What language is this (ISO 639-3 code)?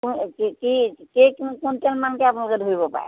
asm